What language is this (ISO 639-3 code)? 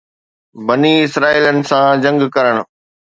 snd